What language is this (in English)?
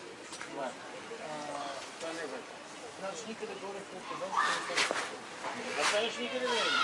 Bulgarian